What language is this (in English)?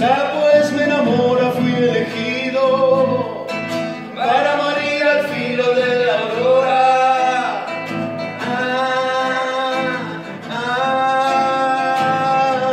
Spanish